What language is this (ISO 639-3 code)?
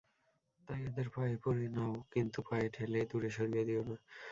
ben